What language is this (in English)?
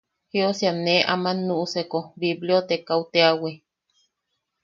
Yaqui